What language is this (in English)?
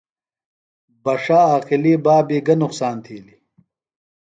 Phalura